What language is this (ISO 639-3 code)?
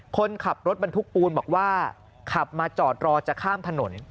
tha